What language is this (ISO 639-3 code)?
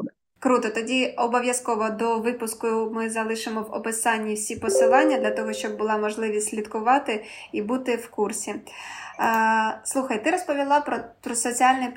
ukr